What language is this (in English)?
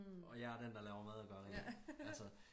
Danish